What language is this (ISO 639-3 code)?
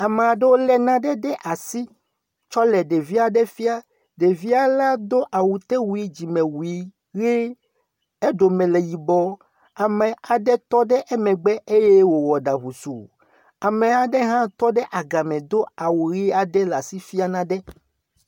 ewe